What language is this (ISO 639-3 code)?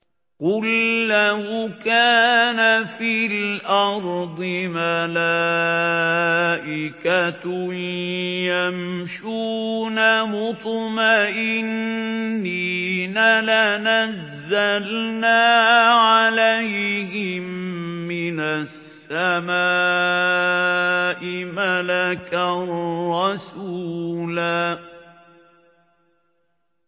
ara